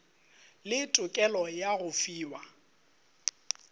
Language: Northern Sotho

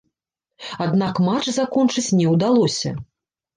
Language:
Belarusian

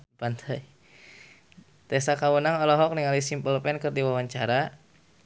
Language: Sundanese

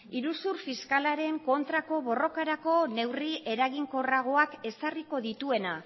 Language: Basque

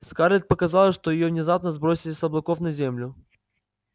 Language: Russian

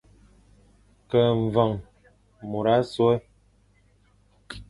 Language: Fang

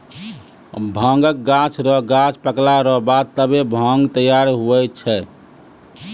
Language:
Maithili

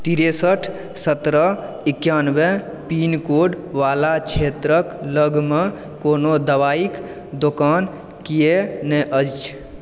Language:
Maithili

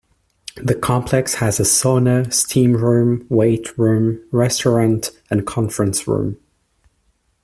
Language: English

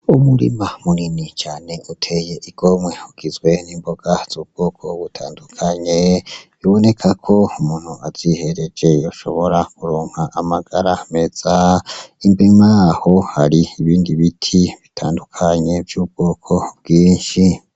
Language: Rundi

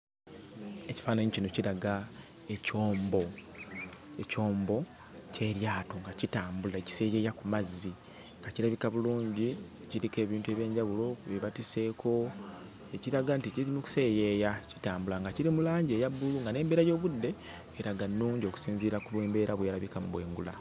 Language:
Ganda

